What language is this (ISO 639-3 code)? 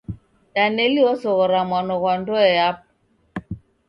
dav